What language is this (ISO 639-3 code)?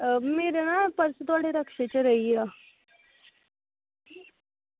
doi